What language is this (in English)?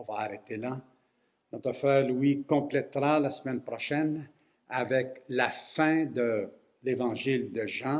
French